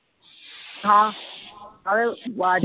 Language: Punjabi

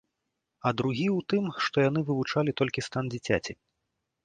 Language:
Belarusian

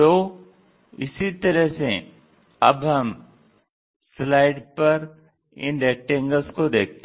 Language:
Hindi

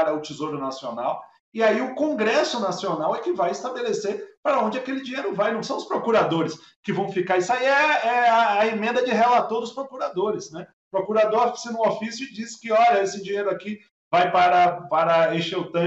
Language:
Portuguese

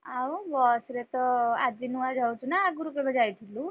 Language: Odia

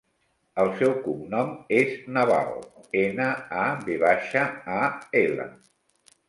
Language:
Catalan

